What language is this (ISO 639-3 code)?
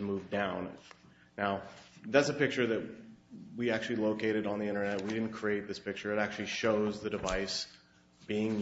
eng